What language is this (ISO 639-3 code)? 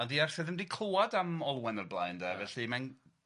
cym